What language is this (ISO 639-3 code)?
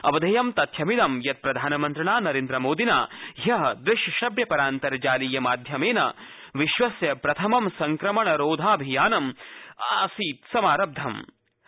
san